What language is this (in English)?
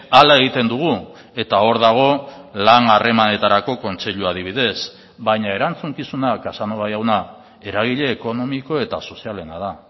Basque